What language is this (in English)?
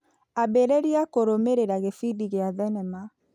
Kikuyu